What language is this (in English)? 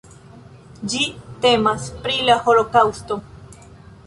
Esperanto